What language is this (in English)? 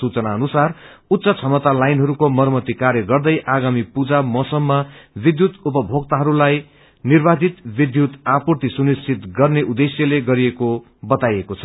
Nepali